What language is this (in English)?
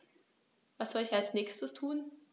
German